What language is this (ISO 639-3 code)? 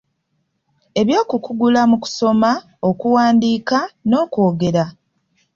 lug